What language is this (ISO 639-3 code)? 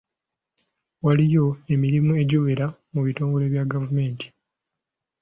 lug